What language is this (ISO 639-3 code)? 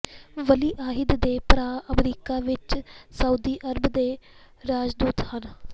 pan